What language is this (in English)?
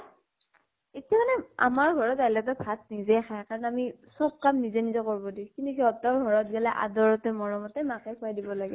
Assamese